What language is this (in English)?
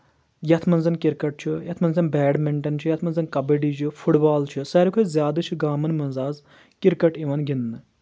Kashmiri